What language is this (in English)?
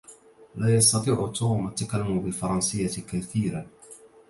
Arabic